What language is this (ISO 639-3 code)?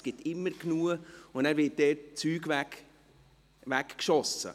gsw